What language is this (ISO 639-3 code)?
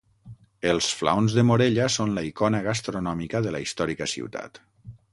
cat